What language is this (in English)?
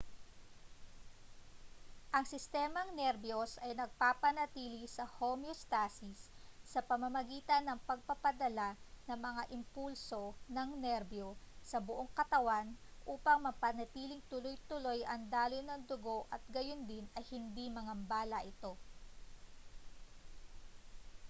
Filipino